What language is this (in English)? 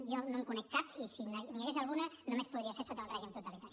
Catalan